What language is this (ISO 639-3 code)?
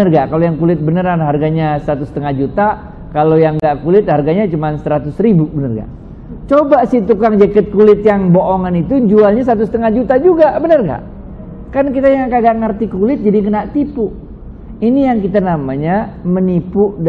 ind